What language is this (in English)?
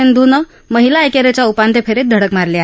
Marathi